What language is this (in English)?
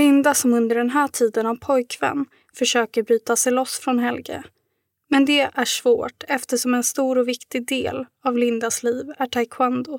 Swedish